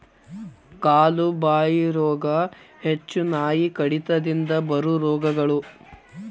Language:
Kannada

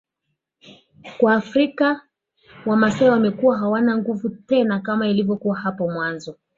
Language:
Swahili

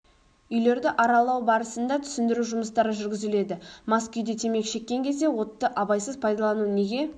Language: Kazakh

